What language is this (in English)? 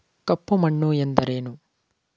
Kannada